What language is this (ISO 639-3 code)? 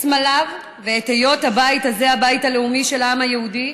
heb